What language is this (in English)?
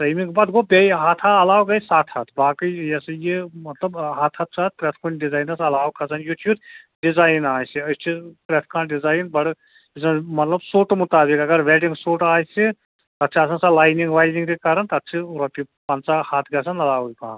Kashmiri